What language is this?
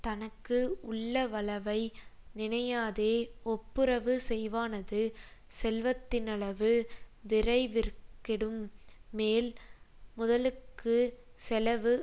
Tamil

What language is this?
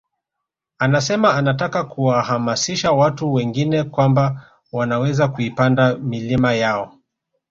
Swahili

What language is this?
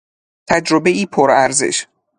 Persian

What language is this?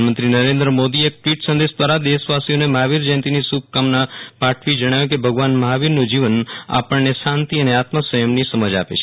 Gujarati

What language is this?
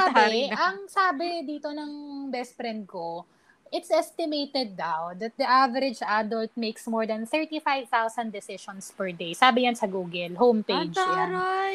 Filipino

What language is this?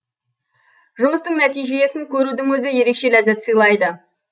Kazakh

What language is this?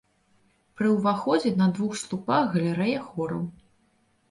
Belarusian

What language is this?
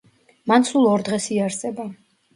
Georgian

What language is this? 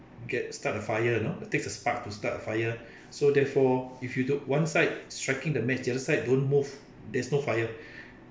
English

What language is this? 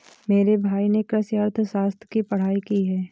Hindi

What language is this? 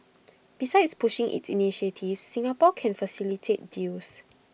English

